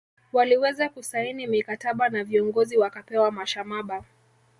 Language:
Swahili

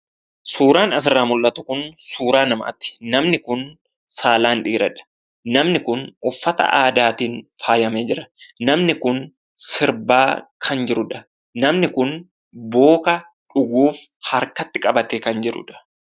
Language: Oromo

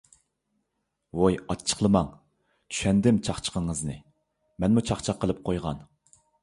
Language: Uyghur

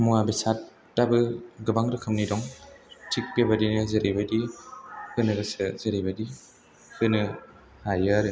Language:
Bodo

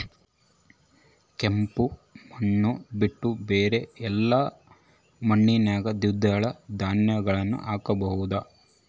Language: Kannada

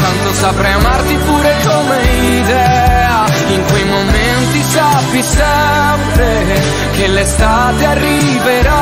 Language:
Italian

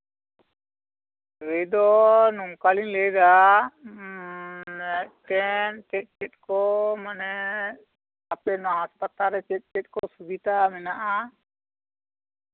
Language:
Santali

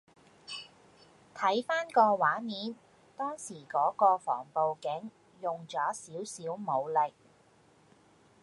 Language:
Cantonese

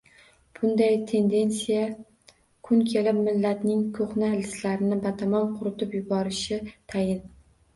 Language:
Uzbek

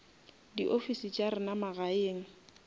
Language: Northern Sotho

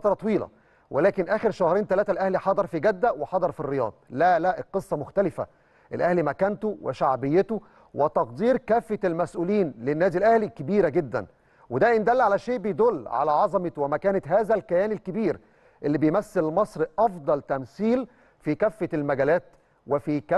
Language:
Arabic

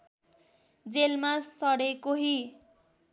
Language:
Nepali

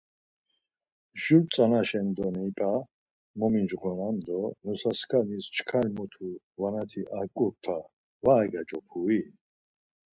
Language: Laz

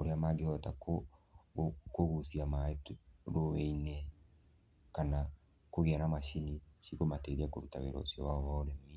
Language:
Kikuyu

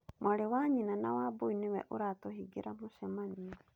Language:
Kikuyu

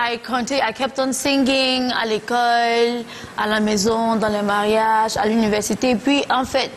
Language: French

